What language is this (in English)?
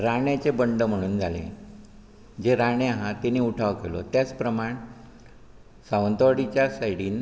Konkani